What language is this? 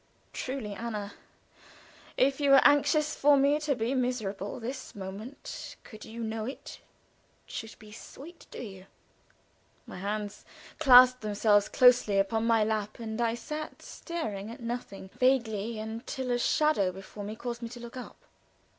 English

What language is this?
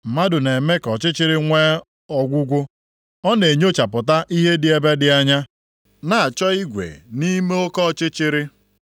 Igbo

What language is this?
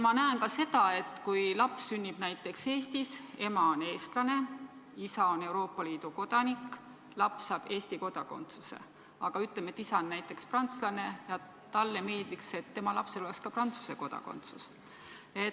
Estonian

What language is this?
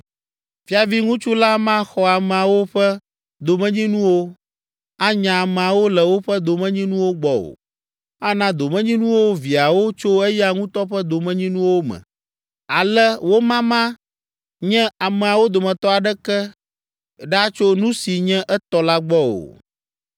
Ewe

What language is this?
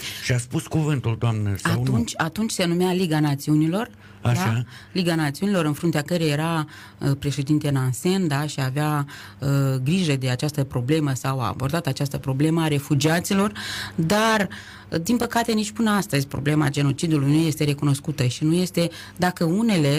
Romanian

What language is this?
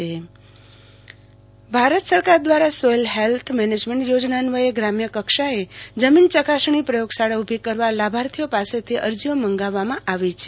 Gujarati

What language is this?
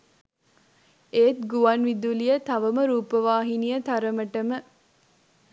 Sinhala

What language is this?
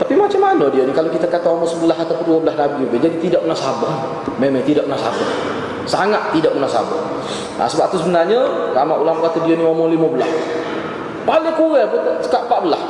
Malay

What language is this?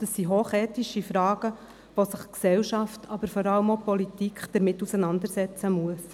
Swiss German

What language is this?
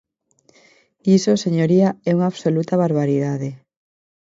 Galician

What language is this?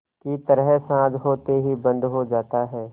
Hindi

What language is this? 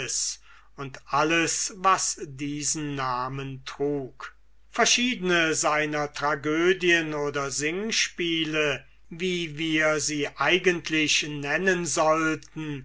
German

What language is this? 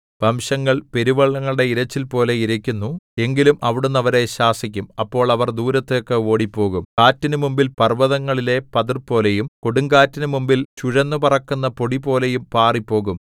Malayalam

